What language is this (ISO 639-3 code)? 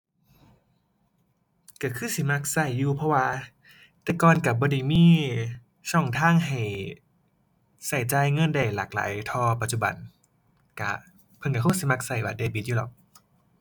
tha